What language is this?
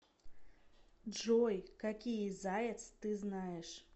Russian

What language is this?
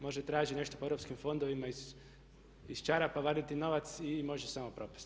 Croatian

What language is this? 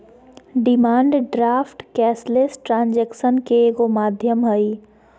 Magahi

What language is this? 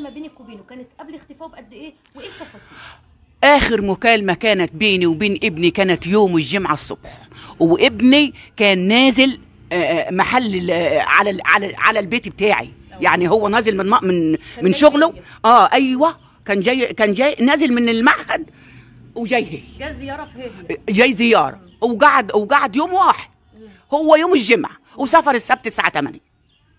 Arabic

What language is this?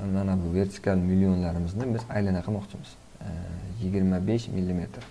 Turkish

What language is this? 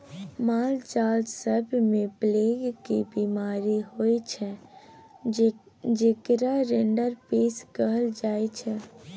Maithili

